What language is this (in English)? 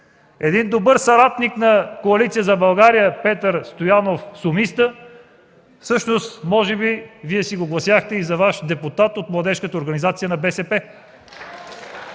Bulgarian